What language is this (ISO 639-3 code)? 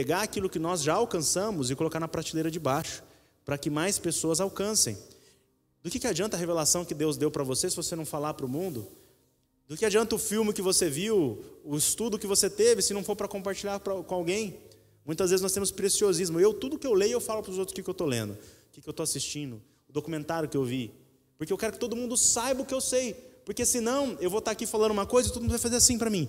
por